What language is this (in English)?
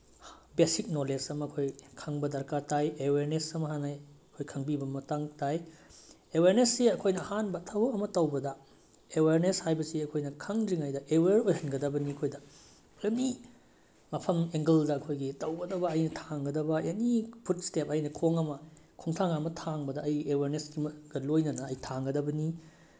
Manipuri